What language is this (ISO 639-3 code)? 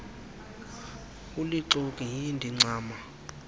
xho